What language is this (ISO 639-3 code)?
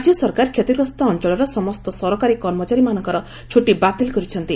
ori